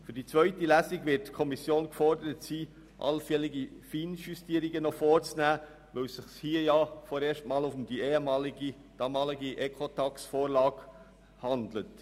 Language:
Swiss German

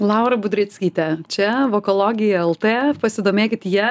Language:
Lithuanian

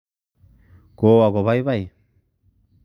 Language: Kalenjin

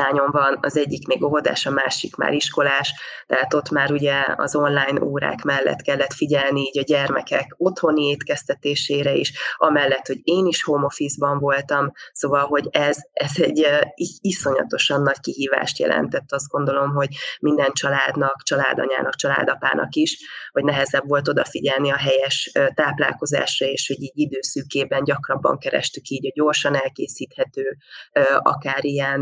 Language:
Hungarian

